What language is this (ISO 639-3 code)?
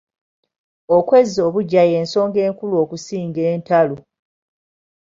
lug